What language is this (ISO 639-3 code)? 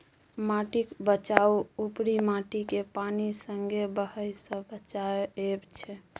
mai